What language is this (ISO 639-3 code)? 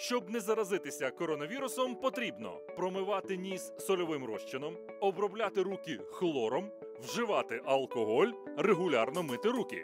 ukr